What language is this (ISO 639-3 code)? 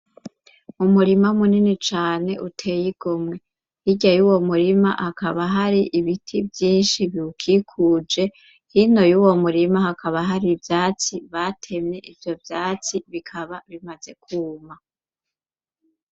run